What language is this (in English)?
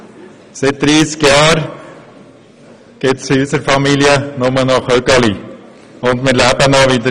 Swiss German